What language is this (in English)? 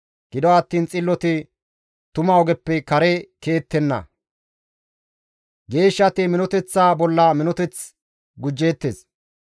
Gamo